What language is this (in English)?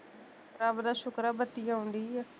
Punjabi